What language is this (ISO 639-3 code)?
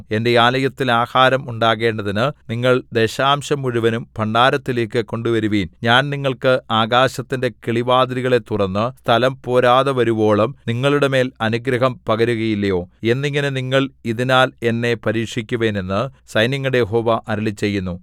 mal